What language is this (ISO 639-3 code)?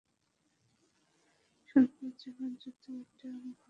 ben